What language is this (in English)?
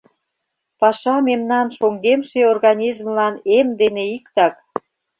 Mari